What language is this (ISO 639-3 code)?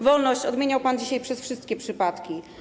pol